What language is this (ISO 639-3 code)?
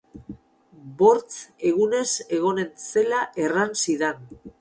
eus